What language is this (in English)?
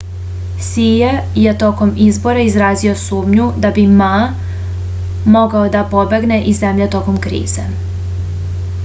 Serbian